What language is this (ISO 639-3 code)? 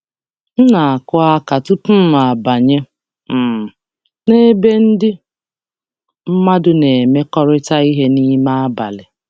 ibo